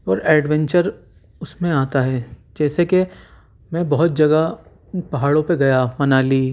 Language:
Urdu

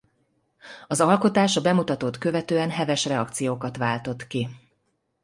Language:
Hungarian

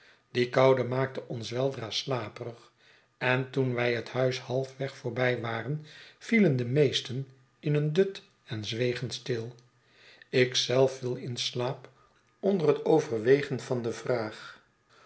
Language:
Dutch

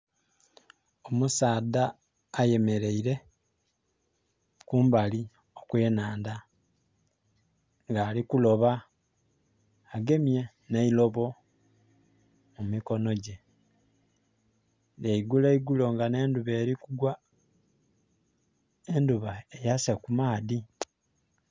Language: Soga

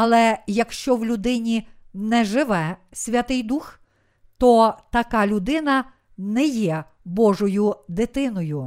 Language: Ukrainian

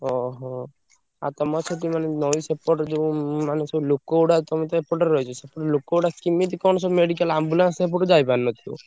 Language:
Odia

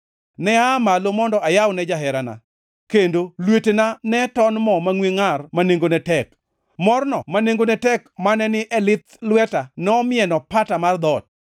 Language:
Luo (Kenya and Tanzania)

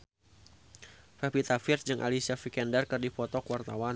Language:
Sundanese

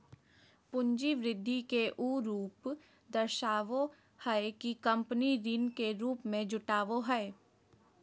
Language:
Magahi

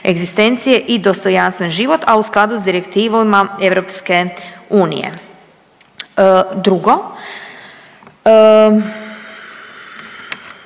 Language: Croatian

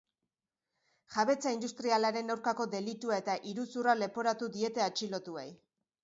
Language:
Basque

